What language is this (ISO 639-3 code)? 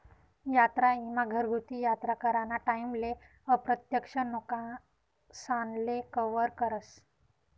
mar